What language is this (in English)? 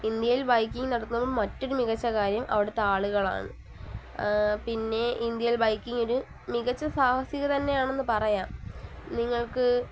Malayalam